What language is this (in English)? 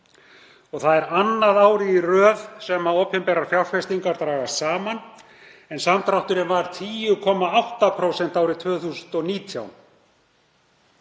Icelandic